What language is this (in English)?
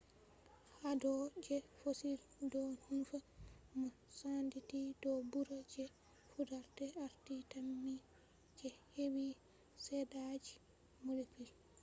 Fula